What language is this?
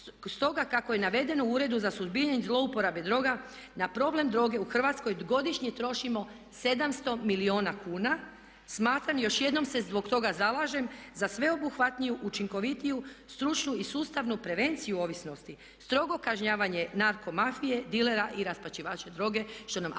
Croatian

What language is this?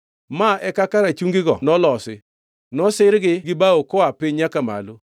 Luo (Kenya and Tanzania)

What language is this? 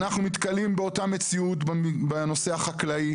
Hebrew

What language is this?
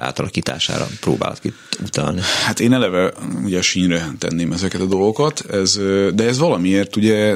Hungarian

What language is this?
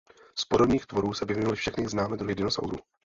Czech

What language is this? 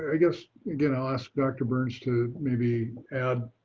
English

